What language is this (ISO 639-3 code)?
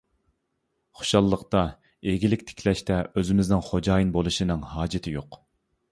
uig